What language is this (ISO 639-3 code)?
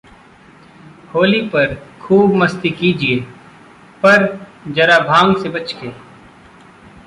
hin